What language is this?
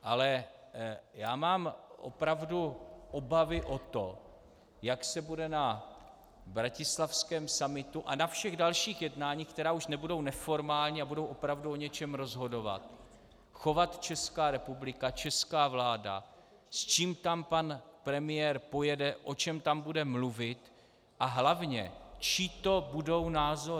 Czech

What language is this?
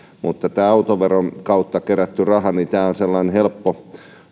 Finnish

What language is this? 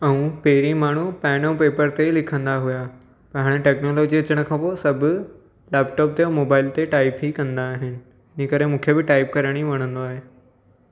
Sindhi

